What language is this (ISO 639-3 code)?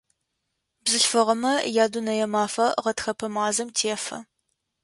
ady